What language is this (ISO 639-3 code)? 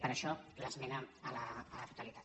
cat